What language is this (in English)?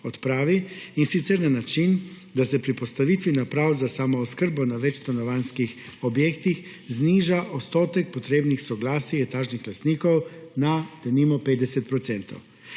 Slovenian